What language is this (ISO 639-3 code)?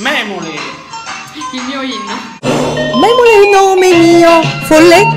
ita